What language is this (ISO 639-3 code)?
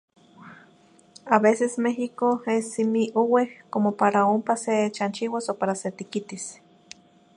nhi